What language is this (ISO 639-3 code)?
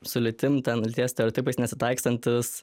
lit